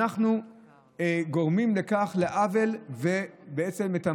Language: Hebrew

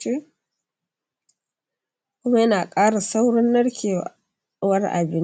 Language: Hausa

